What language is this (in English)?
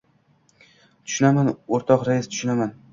Uzbek